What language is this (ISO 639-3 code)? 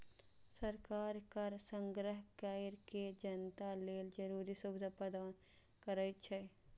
mai